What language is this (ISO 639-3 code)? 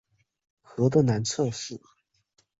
zho